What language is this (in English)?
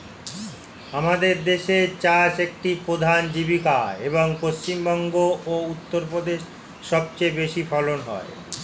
Bangla